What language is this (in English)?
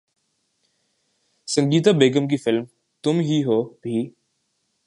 Urdu